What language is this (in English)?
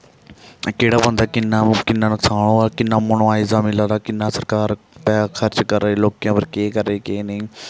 Dogri